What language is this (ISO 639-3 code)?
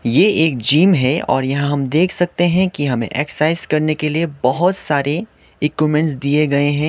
hin